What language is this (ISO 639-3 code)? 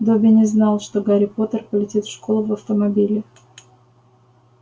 rus